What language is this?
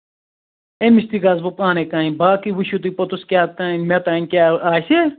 Kashmiri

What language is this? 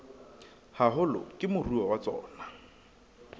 Southern Sotho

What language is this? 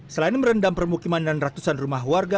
Indonesian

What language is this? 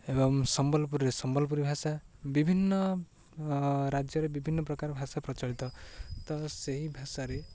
Odia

